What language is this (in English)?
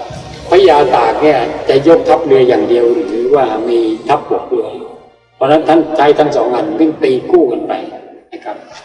Thai